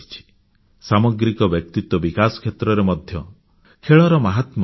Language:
Odia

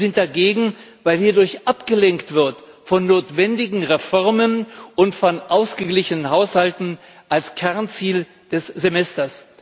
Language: German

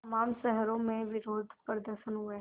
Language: Hindi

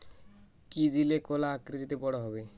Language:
Bangla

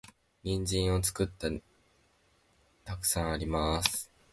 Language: Japanese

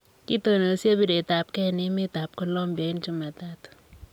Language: Kalenjin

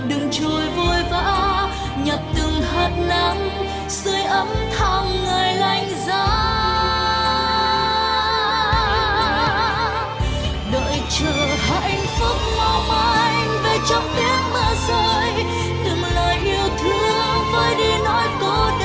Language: Vietnamese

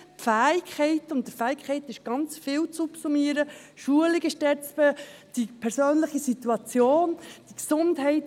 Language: Swiss German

